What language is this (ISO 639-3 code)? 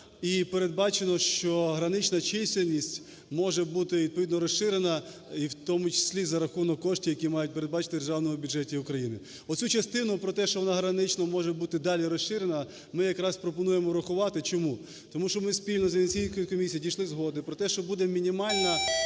ukr